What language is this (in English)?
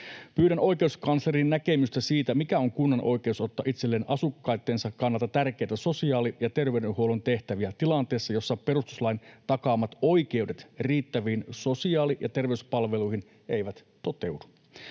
Finnish